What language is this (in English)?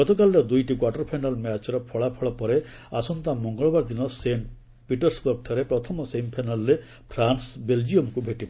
Odia